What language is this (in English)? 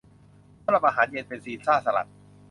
Thai